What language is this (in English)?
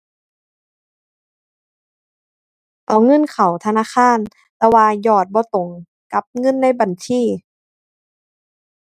Thai